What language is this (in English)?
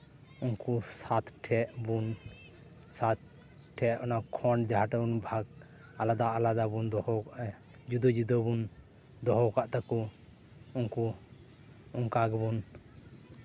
Santali